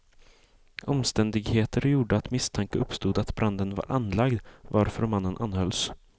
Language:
Swedish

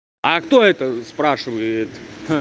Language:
Russian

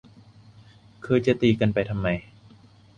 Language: Thai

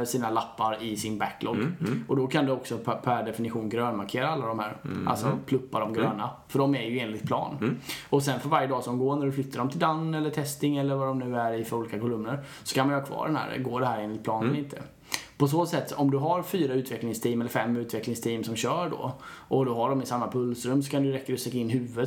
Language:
Swedish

